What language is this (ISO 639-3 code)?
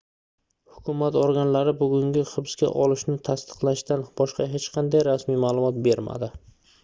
uzb